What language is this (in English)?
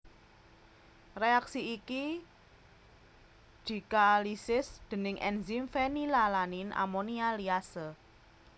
Javanese